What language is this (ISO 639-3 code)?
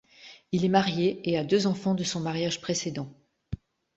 fra